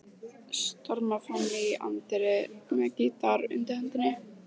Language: Icelandic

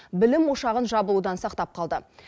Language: Kazakh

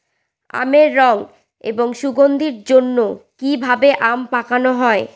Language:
Bangla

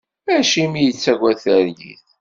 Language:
Kabyle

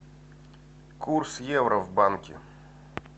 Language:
Russian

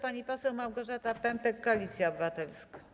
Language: Polish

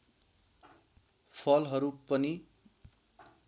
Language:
Nepali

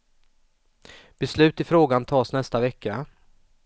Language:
Swedish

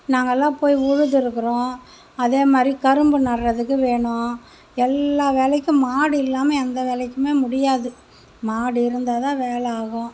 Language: Tamil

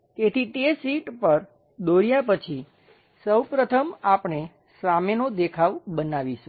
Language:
Gujarati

